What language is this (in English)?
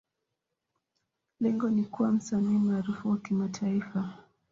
Swahili